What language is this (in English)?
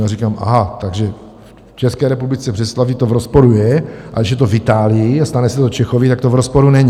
Czech